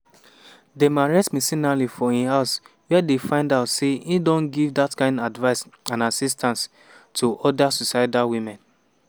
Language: Nigerian Pidgin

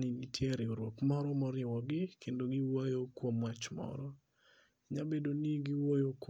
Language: Luo (Kenya and Tanzania)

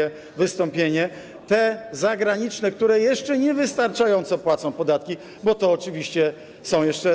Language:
Polish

